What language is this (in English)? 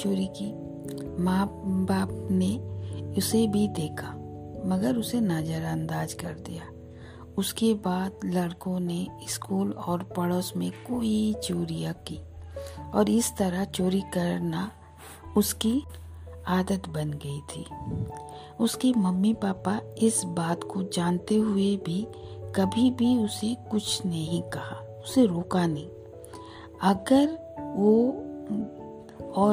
Hindi